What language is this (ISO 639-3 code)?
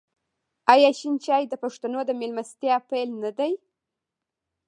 pus